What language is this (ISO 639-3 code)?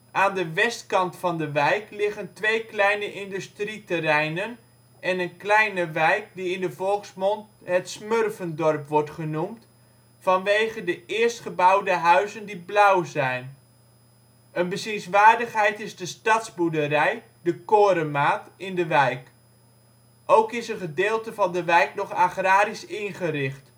nld